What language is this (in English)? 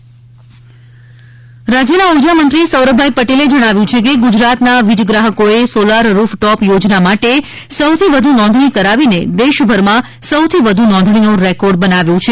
Gujarati